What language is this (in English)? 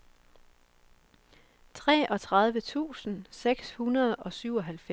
Danish